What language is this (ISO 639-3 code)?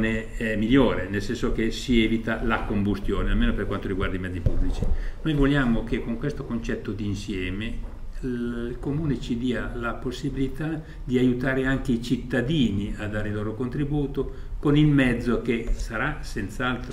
ita